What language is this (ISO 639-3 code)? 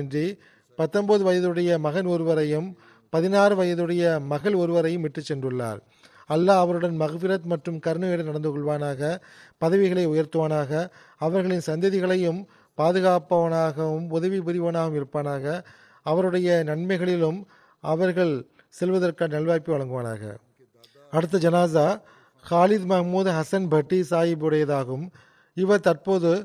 tam